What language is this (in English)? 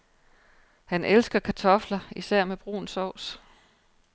Danish